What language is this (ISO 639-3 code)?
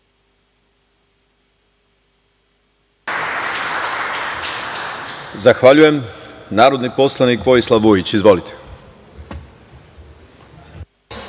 srp